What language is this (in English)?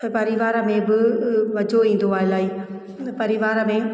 Sindhi